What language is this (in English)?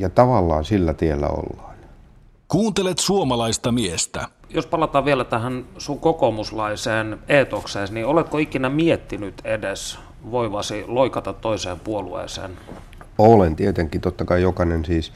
Finnish